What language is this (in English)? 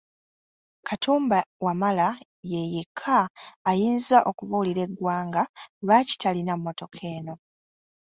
Ganda